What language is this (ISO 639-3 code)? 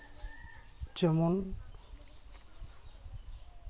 sat